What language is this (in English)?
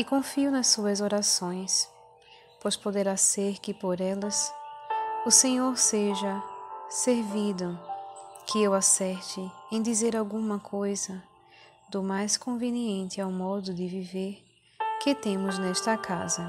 Portuguese